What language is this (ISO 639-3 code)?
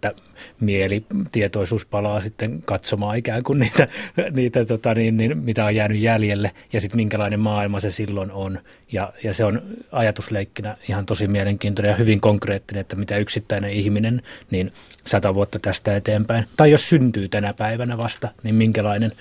fin